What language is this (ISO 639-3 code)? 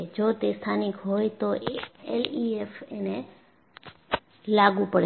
guj